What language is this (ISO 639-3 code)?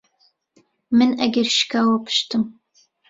ckb